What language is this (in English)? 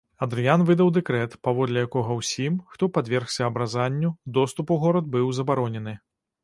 Belarusian